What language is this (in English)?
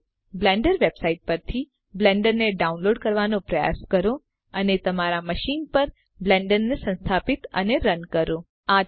Gujarati